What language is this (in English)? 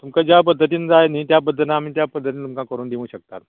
Konkani